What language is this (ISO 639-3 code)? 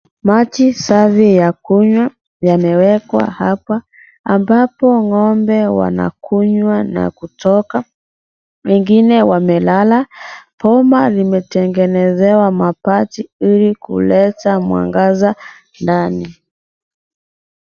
swa